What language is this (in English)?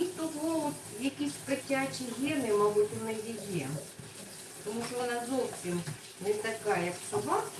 Russian